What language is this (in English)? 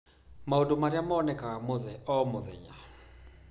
Kikuyu